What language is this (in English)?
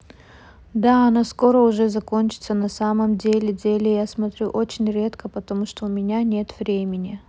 Russian